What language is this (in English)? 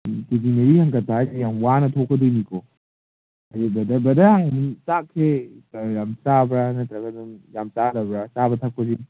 Manipuri